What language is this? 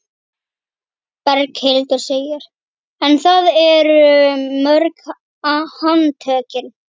Icelandic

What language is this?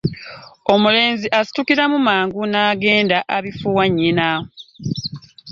Ganda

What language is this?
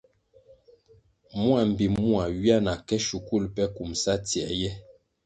Kwasio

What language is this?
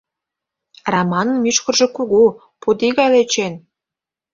Mari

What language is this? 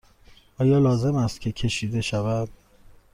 Persian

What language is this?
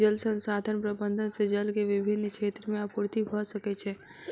Maithili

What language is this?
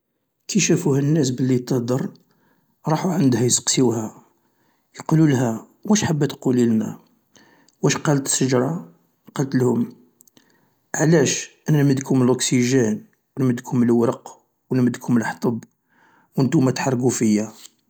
Algerian Arabic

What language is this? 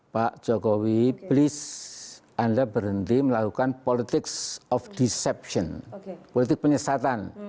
Indonesian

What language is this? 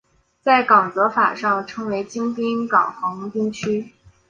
Chinese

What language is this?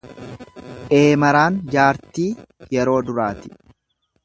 Oromo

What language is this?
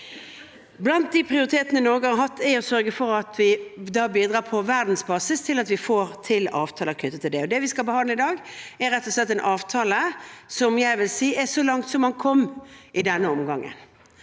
Norwegian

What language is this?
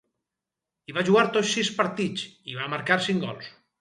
Catalan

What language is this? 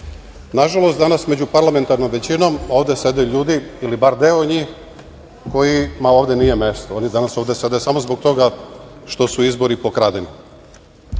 Serbian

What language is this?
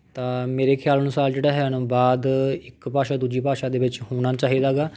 Punjabi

